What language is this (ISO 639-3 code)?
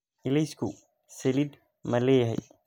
som